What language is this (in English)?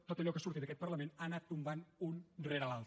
Catalan